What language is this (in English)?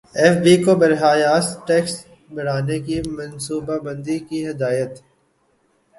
Urdu